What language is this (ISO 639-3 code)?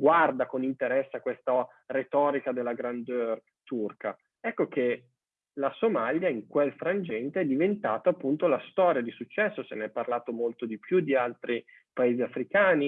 ita